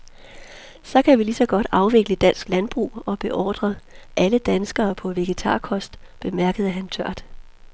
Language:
Danish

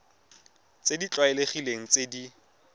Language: Tswana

